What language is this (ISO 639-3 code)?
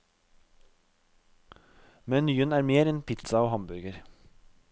nor